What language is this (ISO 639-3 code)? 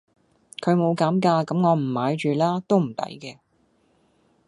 yue